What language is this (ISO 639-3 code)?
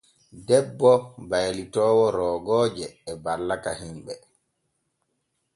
fue